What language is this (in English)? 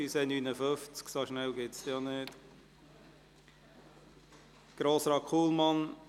Swiss German